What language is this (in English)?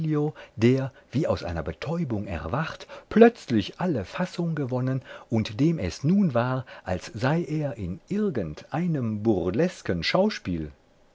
German